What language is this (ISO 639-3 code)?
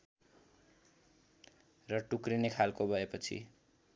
nep